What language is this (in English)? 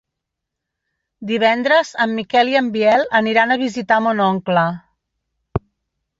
Catalan